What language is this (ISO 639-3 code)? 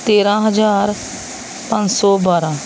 pan